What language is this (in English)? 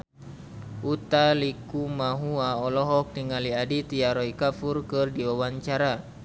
Sundanese